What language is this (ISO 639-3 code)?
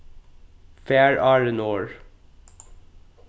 fao